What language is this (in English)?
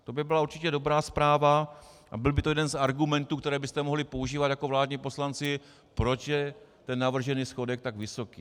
Czech